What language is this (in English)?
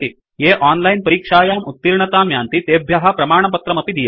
Sanskrit